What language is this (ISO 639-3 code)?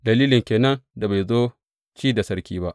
hau